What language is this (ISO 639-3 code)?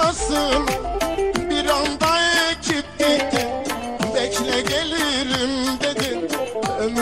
tur